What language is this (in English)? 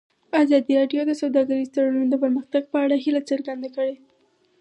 Pashto